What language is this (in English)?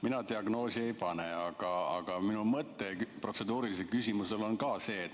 Estonian